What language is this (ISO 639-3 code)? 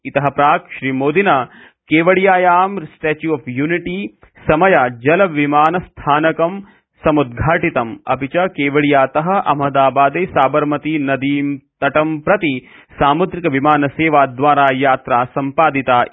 san